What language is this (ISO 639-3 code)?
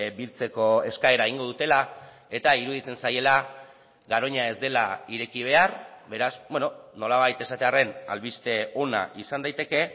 eus